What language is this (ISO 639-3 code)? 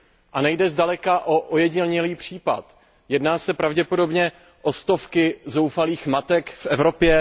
ces